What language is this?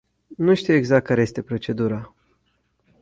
Romanian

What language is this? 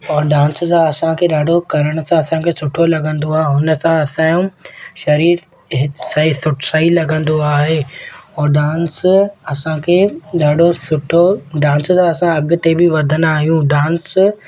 Sindhi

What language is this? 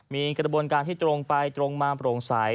Thai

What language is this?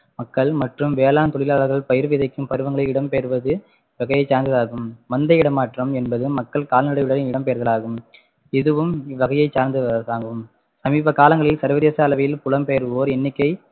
Tamil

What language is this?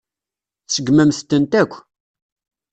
Kabyle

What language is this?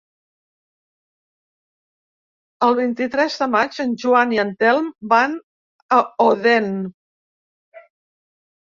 Catalan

